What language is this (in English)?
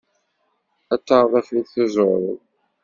Kabyle